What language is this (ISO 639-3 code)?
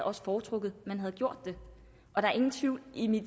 dan